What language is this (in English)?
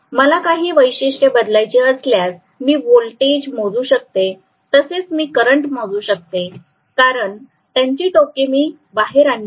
Marathi